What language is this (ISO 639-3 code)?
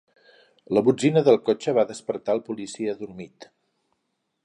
cat